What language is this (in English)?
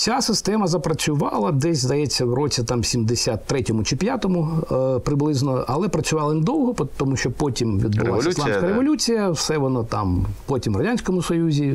Ukrainian